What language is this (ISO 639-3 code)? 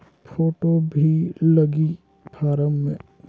hne